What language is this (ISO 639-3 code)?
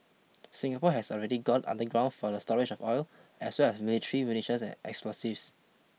eng